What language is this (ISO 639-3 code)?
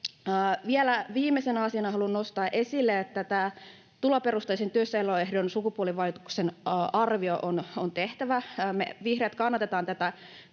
fin